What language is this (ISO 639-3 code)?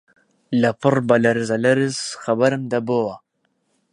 ckb